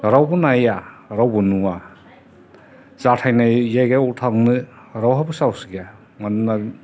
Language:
Bodo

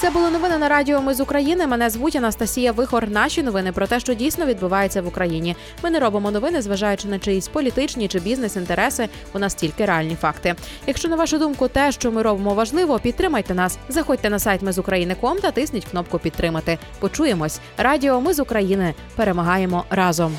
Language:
Ukrainian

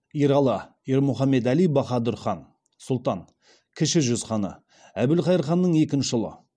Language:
Kazakh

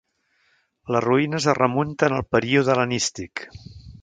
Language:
Catalan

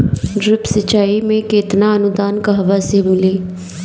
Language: Bhojpuri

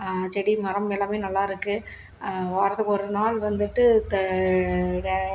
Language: Tamil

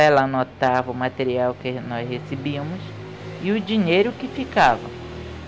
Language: Portuguese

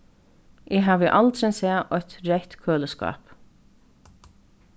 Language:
Faroese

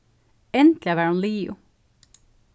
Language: Faroese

